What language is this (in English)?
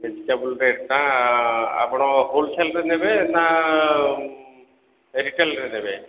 Odia